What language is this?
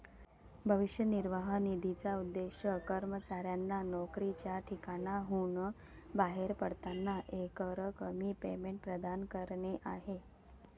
Marathi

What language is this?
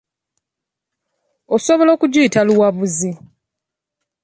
Ganda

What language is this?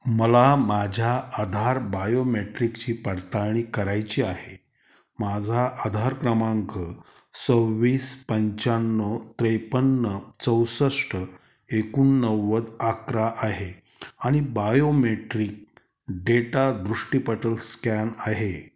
Marathi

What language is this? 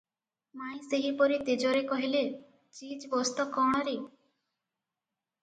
Odia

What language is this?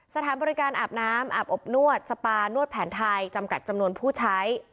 Thai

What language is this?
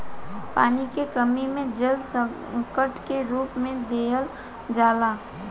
Bhojpuri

